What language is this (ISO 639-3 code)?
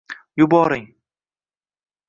uzb